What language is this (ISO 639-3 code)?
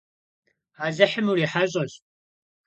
kbd